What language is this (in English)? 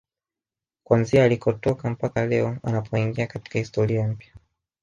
Swahili